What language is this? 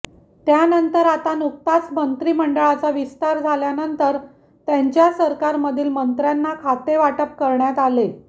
Marathi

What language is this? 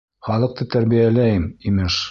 Bashkir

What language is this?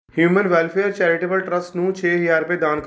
Punjabi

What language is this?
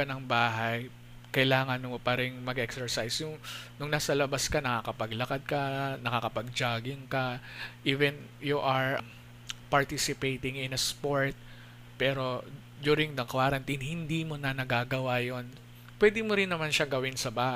Filipino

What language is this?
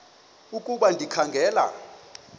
Xhosa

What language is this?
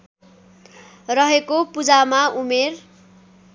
Nepali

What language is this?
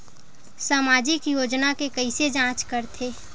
Chhattisgarhi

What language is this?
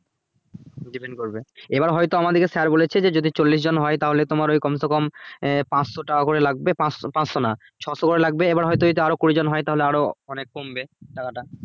Bangla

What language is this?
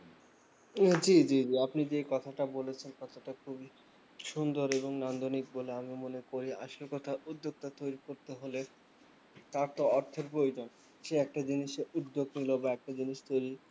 Bangla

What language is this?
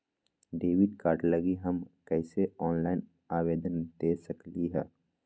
Magahi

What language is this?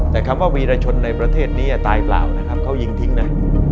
Thai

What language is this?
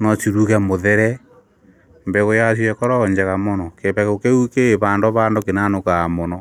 Kikuyu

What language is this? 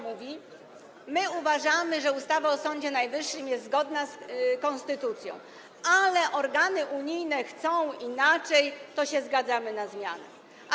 Polish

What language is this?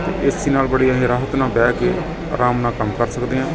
Punjabi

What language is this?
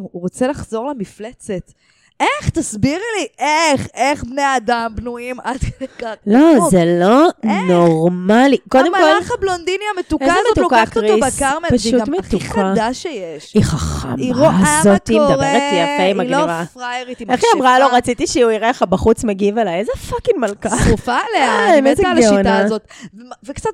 Hebrew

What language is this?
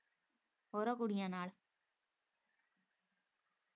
Punjabi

